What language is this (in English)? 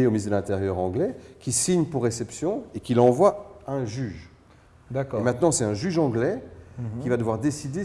French